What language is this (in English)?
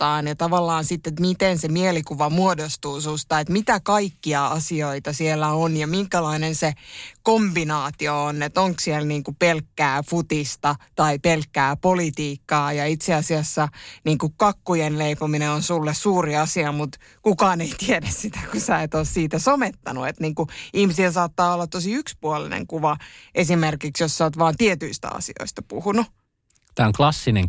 Finnish